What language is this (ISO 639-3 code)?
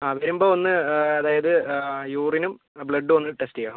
mal